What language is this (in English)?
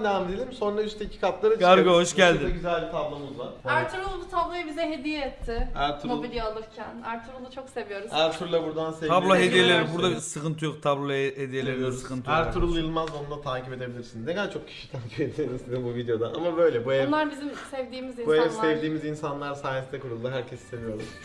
Turkish